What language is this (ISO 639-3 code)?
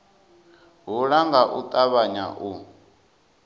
ven